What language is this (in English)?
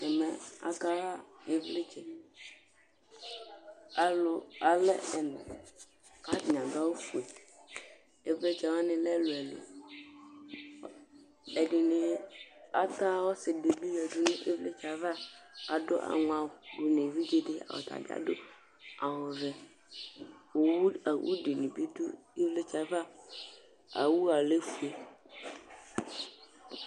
Ikposo